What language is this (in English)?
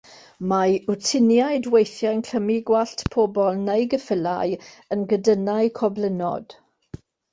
Welsh